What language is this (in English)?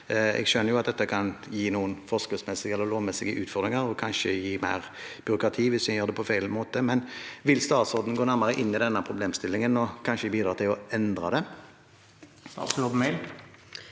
Norwegian